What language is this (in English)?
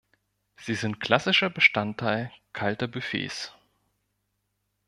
German